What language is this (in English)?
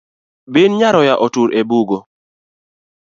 Luo (Kenya and Tanzania)